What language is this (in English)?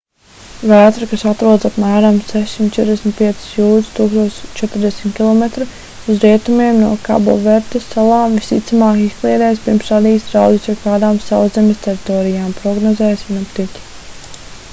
Latvian